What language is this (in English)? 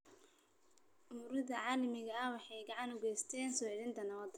Somali